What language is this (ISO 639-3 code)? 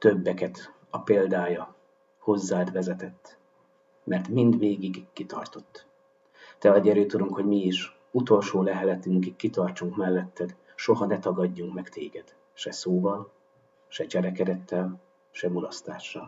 hun